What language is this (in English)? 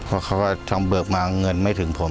Thai